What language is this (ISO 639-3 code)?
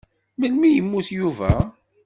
kab